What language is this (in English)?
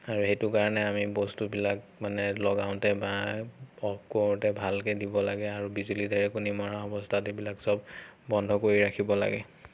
Assamese